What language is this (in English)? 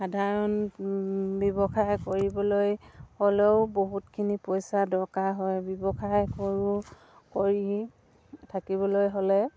Assamese